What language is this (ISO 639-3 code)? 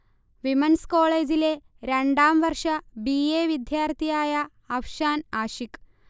mal